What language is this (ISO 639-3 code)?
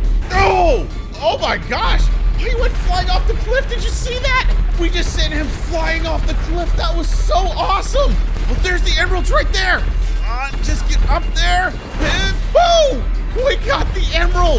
eng